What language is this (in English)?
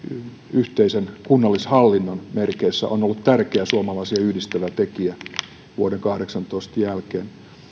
Finnish